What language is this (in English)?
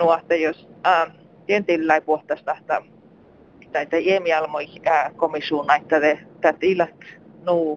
Finnish